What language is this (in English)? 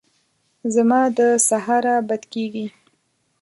Pashto